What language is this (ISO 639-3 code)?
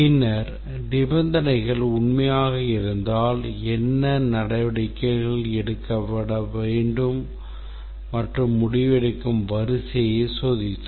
tam